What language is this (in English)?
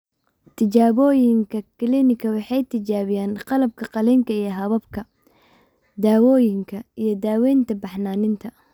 Somali